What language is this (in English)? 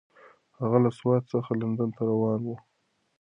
Pashto